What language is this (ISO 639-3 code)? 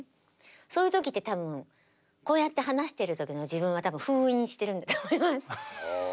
jpn